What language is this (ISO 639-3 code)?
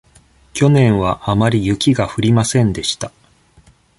jpn